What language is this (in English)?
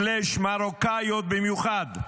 Hebrew